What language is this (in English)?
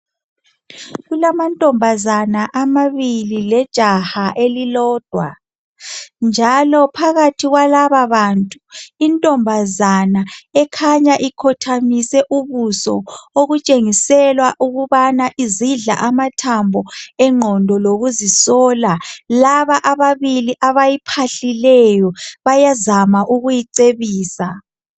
North Ndebele